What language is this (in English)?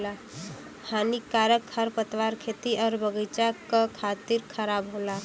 Bhojpuri